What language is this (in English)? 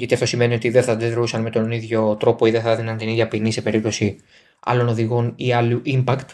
Greek